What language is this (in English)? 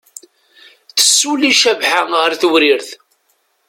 Kabyle